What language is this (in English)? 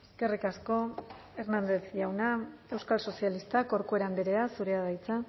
Basque